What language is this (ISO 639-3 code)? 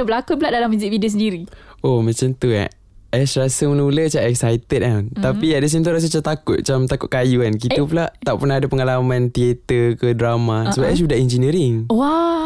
msa